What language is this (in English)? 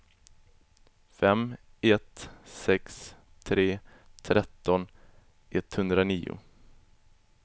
Swedish